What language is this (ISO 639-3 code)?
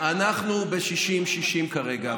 heb